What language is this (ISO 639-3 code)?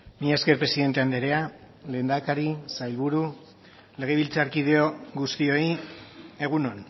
eus